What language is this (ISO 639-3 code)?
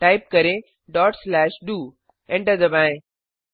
hin